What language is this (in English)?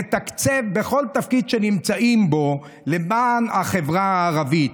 Hebrew